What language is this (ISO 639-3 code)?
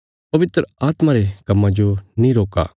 kfs